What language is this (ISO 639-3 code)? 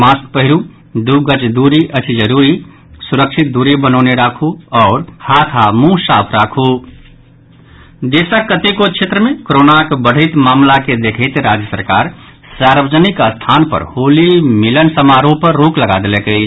mai